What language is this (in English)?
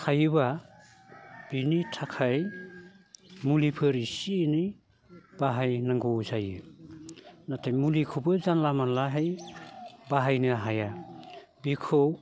Bodo